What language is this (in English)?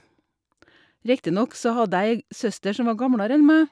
Norwegian